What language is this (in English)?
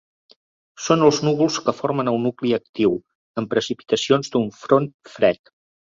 Catalan